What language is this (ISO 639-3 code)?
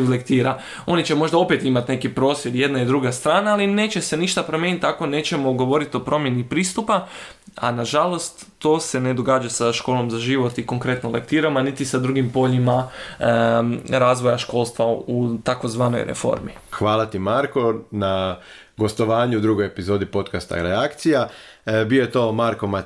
hrv